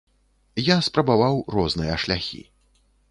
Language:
Belarusian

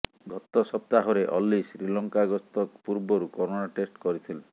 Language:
Odia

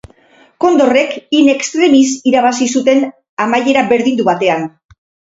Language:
Basque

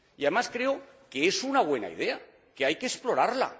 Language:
Spanish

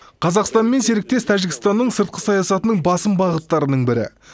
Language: Kazakh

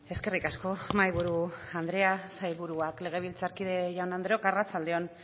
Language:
Basque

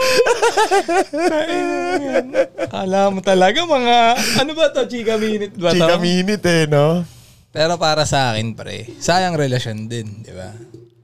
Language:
Filipino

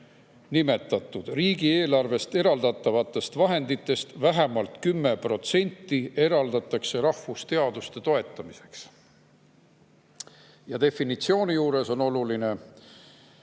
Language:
Estonian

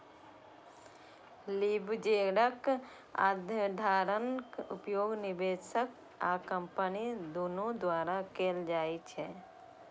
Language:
Maithili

